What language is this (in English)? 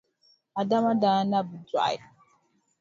Dagbani